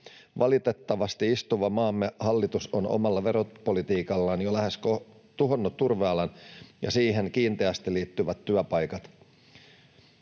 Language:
Finnish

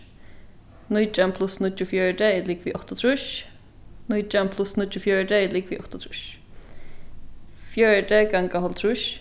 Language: Faroese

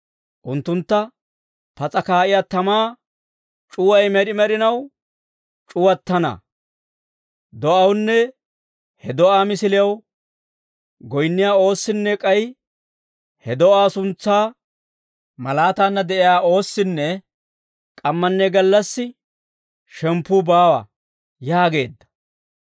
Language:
Dawro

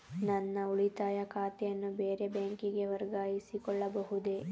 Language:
Kannada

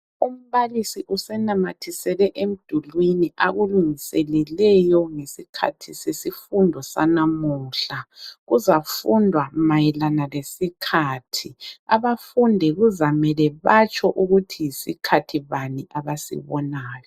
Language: North Ndebele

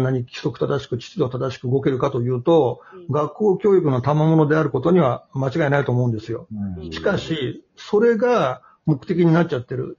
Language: Japanese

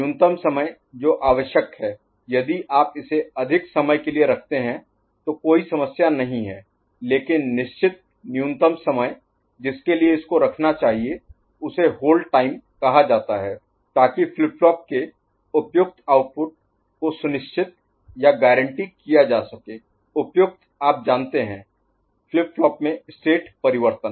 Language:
Hindi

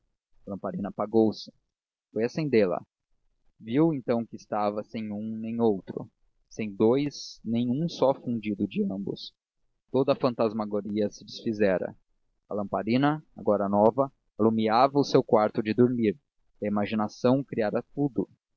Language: Portuguese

